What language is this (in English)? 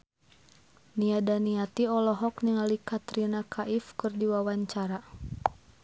Sundanese